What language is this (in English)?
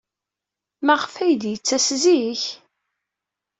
Kabyle